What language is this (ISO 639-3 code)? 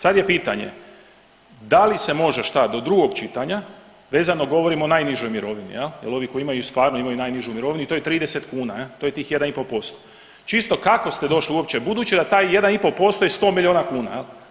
hrv